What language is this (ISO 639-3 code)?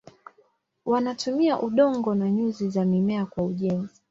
swa